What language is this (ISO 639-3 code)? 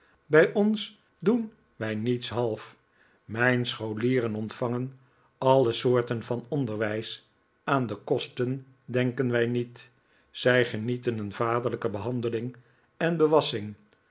nld